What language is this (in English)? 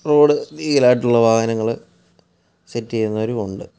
Malayalam